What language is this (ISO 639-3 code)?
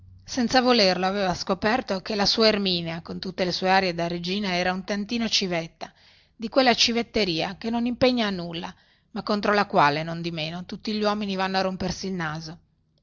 ita